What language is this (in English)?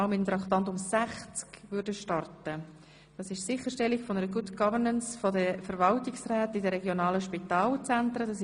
Swiss German